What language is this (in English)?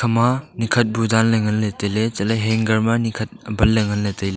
Wancho Naga